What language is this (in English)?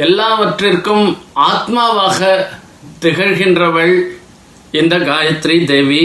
Tamil